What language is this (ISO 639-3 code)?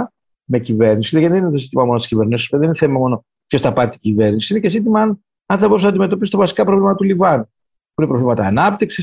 ell